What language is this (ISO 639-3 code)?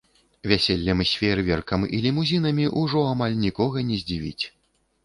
bel